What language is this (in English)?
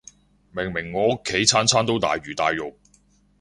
Cantonese